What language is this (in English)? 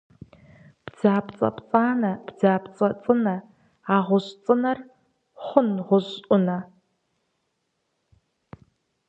Kabardian